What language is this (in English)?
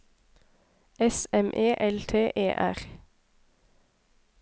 Norwegian